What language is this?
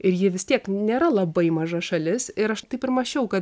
Lithuanian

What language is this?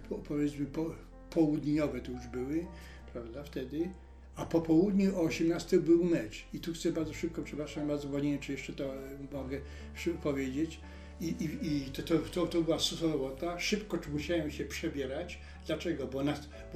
Polish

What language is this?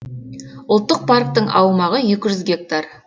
Kazakh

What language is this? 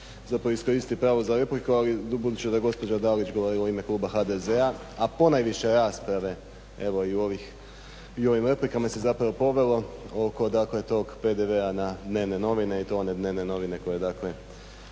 Croatian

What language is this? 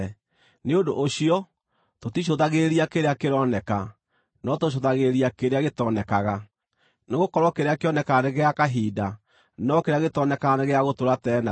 Kikuyu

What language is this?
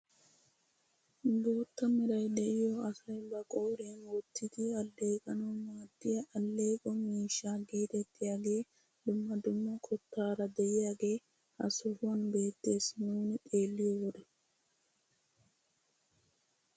Wolaytta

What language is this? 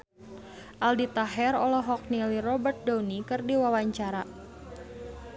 Sundanese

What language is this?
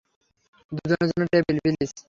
Bangla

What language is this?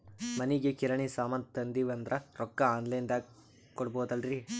Kannada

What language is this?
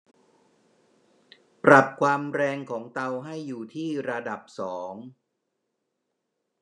Thai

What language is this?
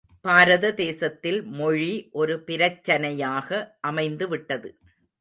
Tamil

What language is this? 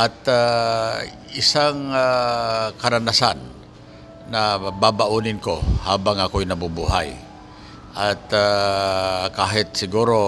Filipino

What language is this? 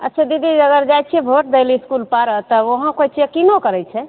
Maithili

